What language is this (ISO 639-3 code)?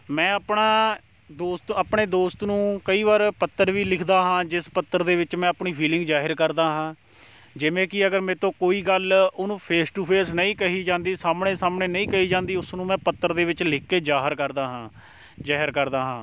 pan